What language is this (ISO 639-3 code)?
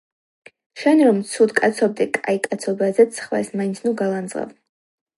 kat